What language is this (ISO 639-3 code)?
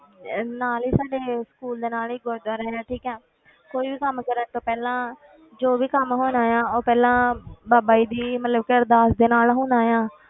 pan